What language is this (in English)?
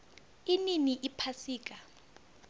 South Ndebele